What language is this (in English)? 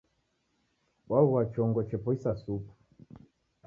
Taita